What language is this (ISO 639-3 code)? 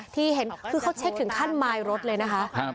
tha